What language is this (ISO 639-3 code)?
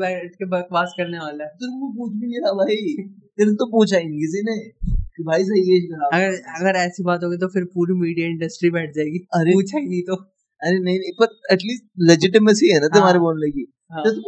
hin